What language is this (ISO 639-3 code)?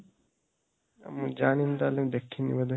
ori